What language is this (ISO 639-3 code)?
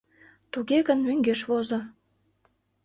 chm